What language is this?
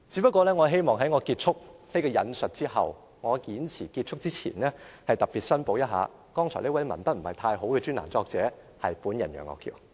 Cantonese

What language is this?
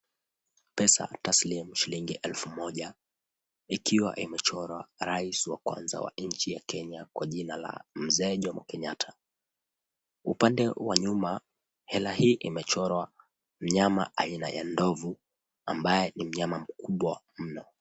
Swahili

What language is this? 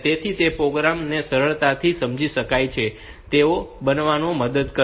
Gujarati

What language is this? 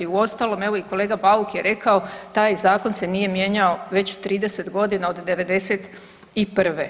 Croatian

